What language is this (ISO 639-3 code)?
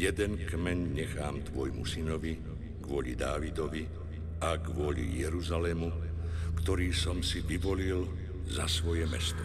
slk